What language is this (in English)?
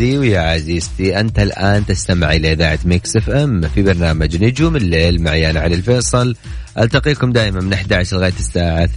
Arabic